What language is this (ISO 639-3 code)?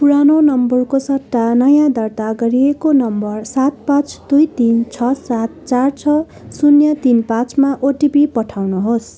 nep